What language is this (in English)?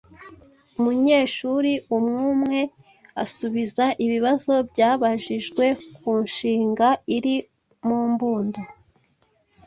Kinyarwanda